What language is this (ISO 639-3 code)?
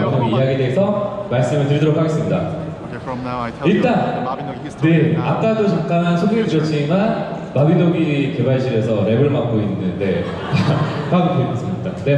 kor